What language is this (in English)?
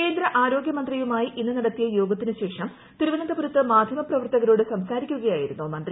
Malayalam